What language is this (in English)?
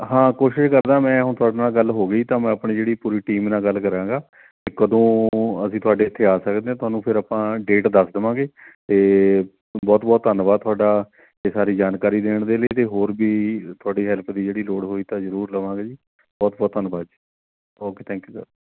Punjabi